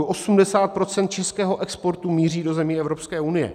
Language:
Czech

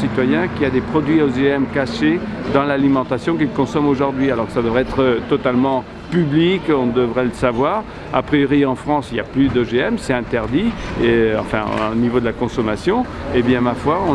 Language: French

